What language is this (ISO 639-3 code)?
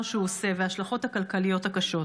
heb